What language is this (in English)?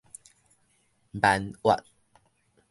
Min Nan Chinese